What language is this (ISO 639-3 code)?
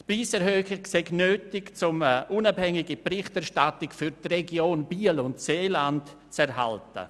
gsw